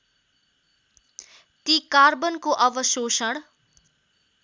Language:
Nepali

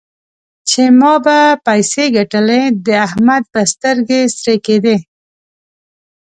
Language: Pashto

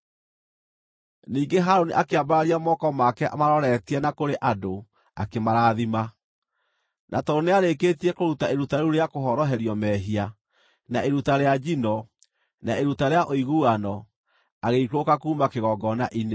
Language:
Kikuyu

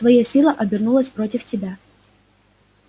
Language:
Russian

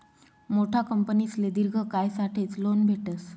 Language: Marathi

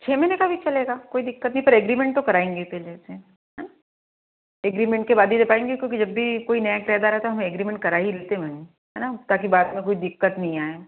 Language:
Hindi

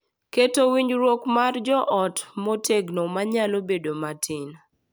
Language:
Luo (Kenya and Tanzania)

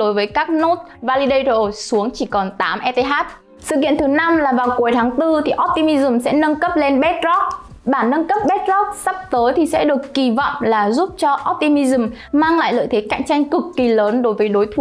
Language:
Vietnamese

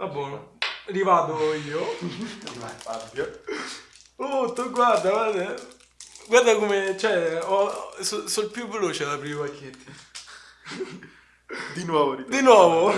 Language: Italian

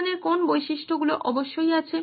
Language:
Bangla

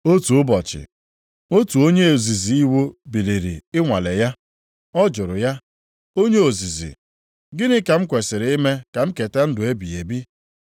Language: Igbo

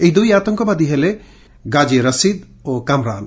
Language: Odia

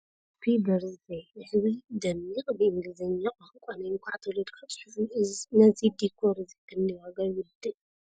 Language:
Tigrinya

